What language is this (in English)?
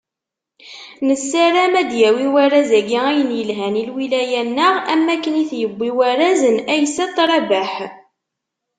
Kabyle